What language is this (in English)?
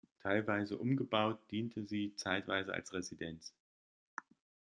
German